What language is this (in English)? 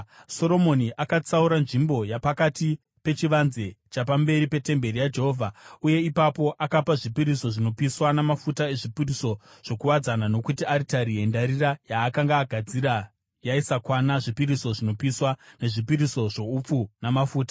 Shona